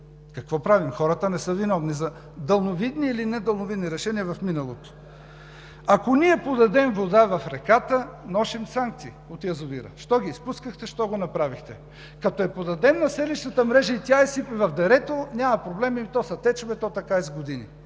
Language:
Bulgarian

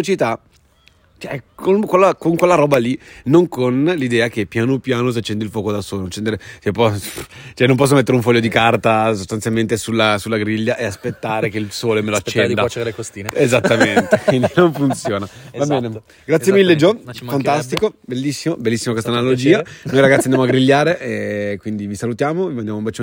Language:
Italian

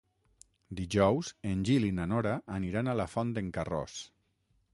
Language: Catalan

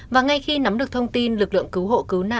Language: Vietnamese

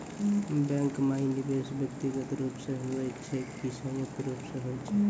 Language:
Maithili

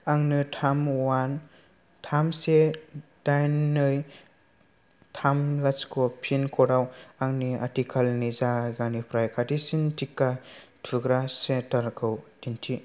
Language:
Bodo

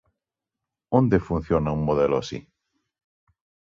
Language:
Galician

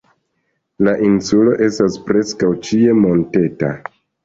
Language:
Esperanto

